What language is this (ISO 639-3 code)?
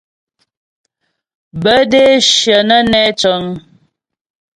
bbj